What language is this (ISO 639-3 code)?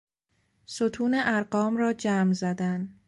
fas